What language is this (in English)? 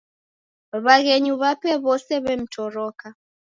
Taita